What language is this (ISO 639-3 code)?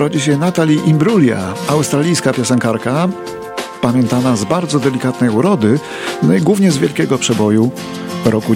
pol